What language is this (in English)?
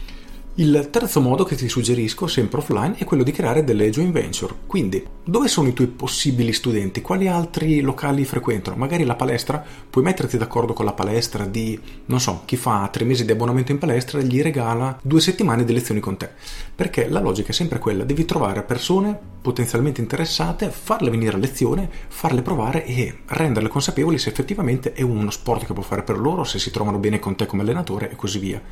Italian